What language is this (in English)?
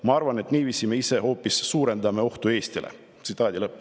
Estonian